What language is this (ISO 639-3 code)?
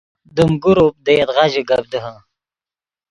ydg